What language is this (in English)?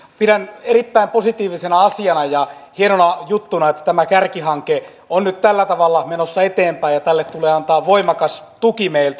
Finnish